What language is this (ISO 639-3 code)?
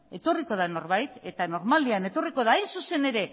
eus